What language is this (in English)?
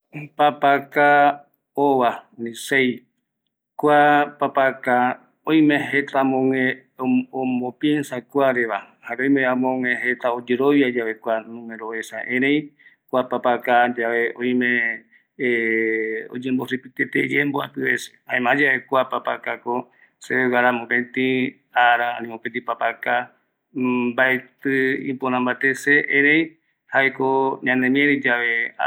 Eastern Bolivian Guaraní